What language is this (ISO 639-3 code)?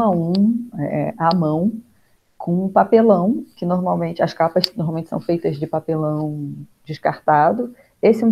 por